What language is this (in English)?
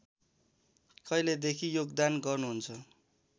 Nepali